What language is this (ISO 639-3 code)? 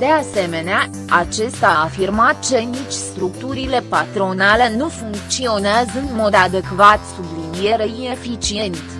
ron